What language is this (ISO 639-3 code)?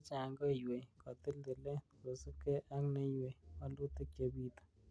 kln